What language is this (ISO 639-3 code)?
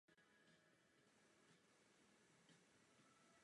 ces